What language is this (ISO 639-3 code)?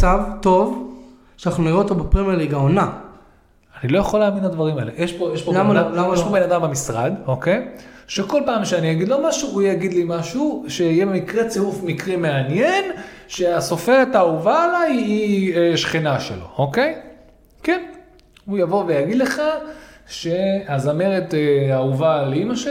heb